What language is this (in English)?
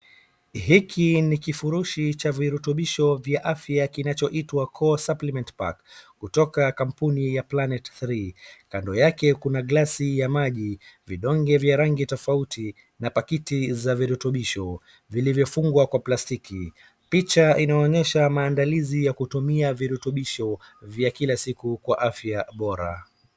Swahili